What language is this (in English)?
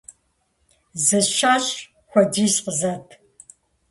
Kabardian